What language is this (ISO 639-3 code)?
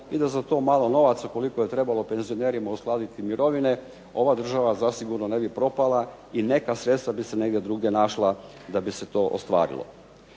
hrv